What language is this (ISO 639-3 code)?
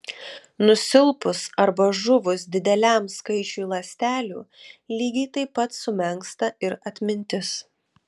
lit